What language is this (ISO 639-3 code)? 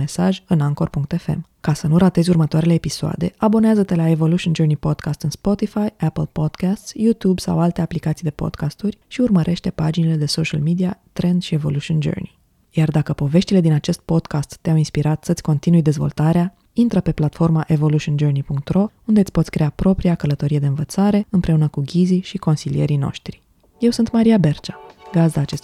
ron